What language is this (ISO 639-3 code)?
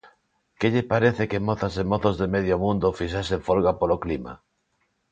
glg